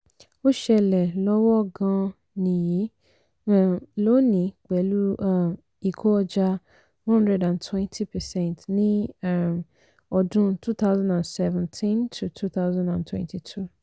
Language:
Yoruba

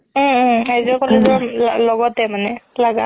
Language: Assamese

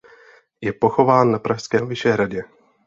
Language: Czech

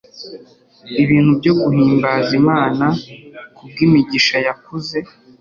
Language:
Kinyarwanda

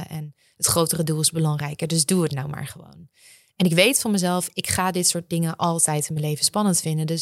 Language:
Dutch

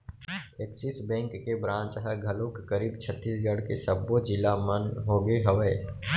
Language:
Chhattisgarhi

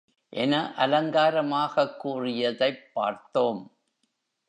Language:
Tamil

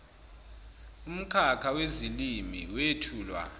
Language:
Zulu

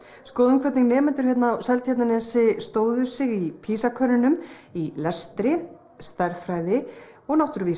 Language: Icelandic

